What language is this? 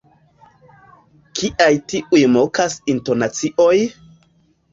Esperanto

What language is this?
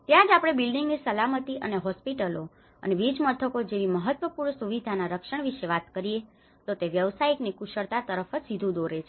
Gujarati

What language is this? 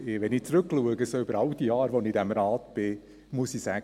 Swiss German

